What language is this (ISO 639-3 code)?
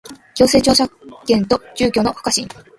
jpn